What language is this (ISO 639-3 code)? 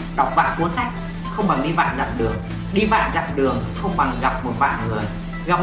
vie